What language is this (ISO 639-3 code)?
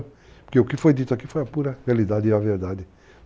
por